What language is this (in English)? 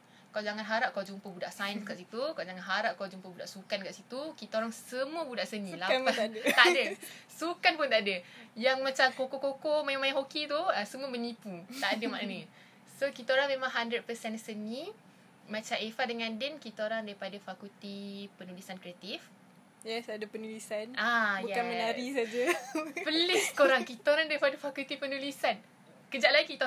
Malay